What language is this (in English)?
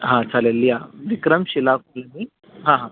Marathi